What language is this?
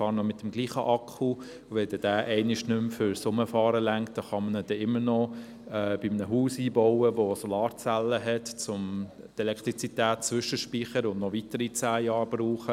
Swiss German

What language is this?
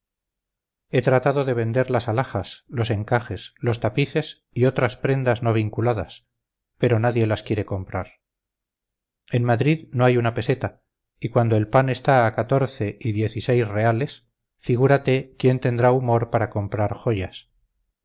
Spanish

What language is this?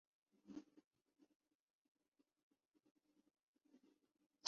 Urdu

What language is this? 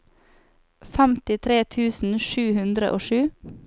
Norwegian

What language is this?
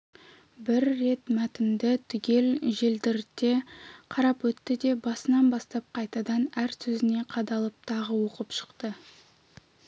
Kazakh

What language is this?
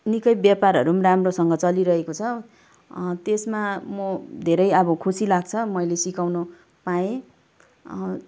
Nepali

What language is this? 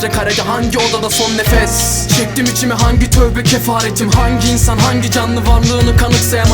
Turkish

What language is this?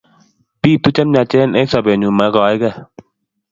Kalenjin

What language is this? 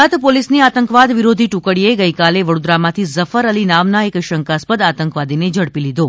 Gujarati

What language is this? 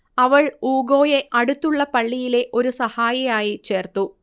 Malayalam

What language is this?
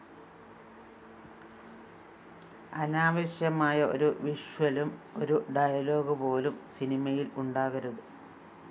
Malayalam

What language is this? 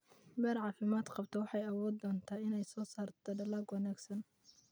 Somali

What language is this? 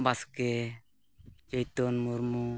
Santali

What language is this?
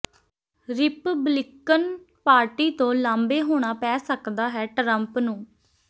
Punjabi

